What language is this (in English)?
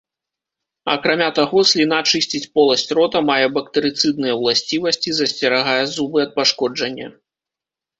Belarusian